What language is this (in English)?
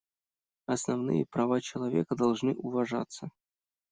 Russian